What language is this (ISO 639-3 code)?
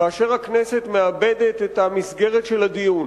heb